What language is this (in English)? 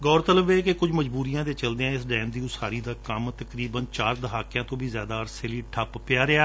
Punjabi